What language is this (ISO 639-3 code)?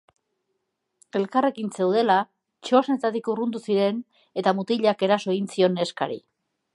eus